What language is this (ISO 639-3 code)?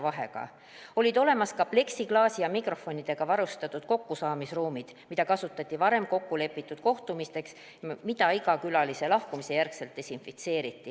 est